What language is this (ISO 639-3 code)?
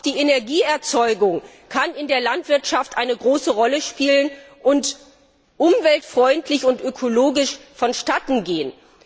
deu